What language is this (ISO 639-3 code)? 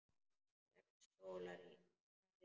isl